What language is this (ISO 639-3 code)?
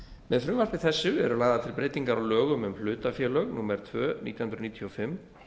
isl